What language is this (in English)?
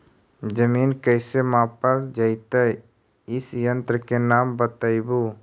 Magahi